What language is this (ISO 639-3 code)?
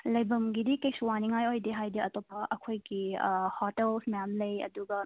mni